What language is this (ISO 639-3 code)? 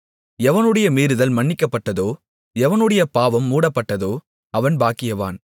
tam